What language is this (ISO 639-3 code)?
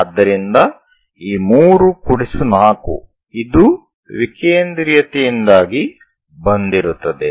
kan